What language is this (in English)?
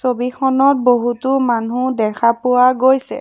Assamese